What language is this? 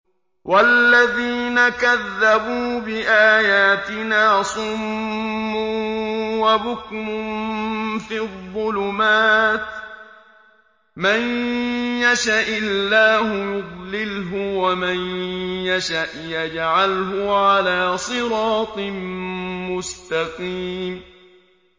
Arabic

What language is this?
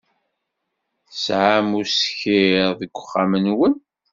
Kabyle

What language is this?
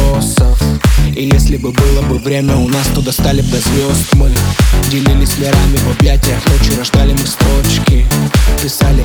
Russian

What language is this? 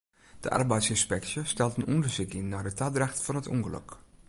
Western Frisian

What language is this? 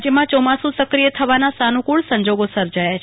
Gujarati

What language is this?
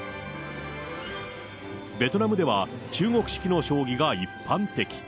Japanese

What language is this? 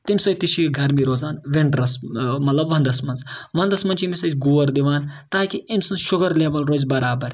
Kashmiri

